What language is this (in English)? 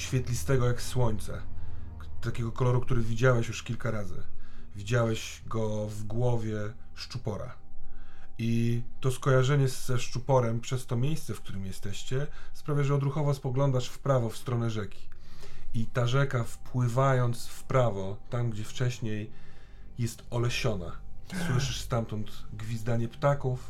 Polish